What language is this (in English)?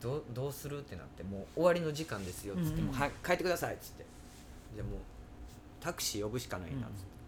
Japanese